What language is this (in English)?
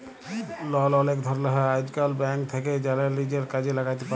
Bangla